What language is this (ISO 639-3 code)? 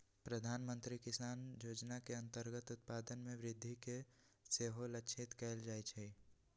mag